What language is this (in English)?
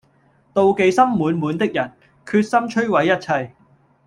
Cantonese